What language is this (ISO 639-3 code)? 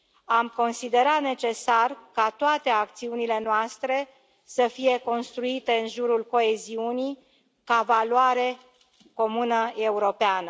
ron